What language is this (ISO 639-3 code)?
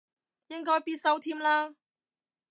yue